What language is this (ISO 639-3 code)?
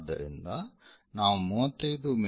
kan